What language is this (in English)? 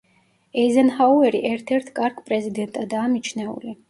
Georgian